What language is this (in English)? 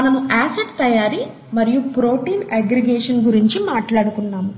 Telugu